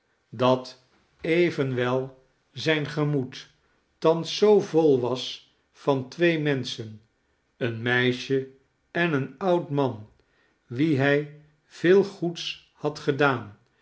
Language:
Dutch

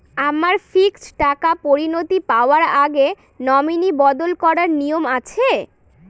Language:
Bangla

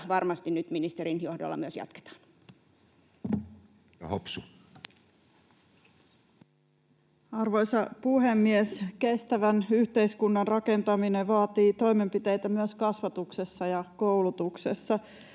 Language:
Finnish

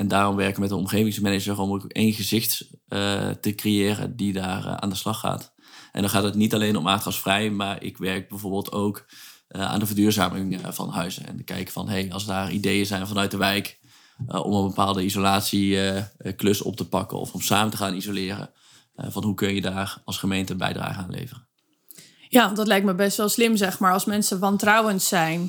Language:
Dutch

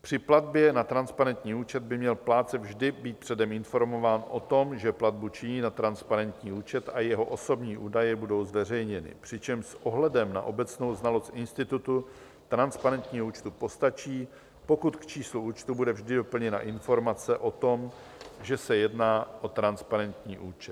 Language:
Czech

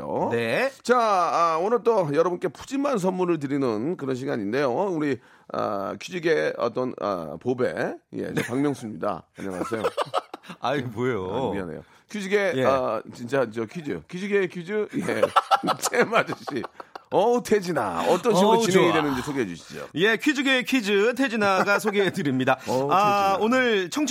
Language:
Korean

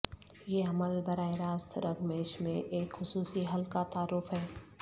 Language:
Urdu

